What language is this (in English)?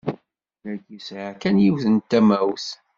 Kabyle